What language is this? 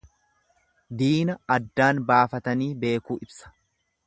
Oromo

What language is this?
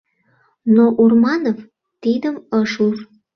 Mari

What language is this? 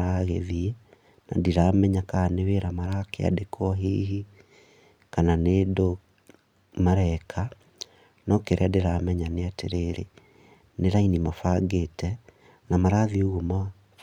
Kikuyu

